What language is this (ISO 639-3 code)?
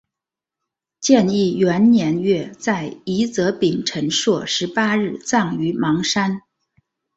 zho